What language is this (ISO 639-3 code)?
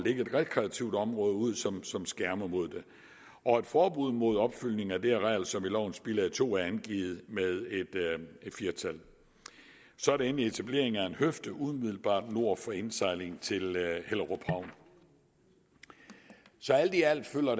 dan